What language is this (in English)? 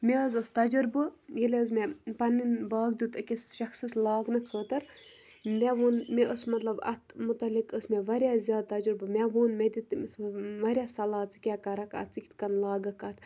Kashmiri